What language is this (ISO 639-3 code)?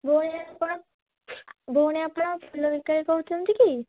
ori